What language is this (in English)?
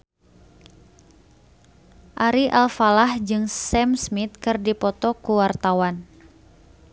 Sundanese